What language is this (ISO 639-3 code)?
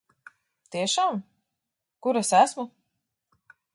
lav